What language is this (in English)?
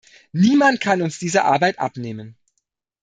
German